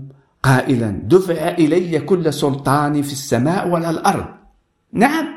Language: Arabic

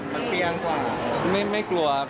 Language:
Thai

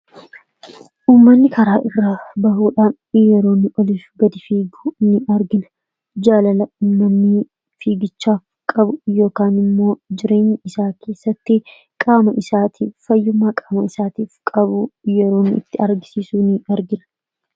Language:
Oromo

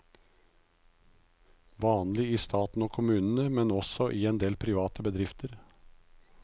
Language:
Norwegian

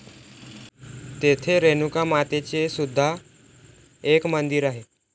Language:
Marathi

